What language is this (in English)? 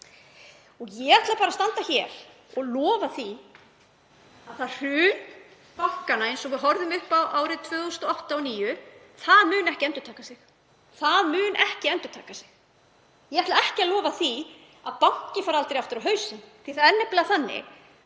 Icelandic